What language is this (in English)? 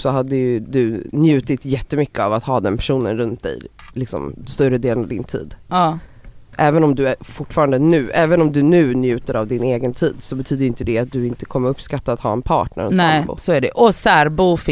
Swedish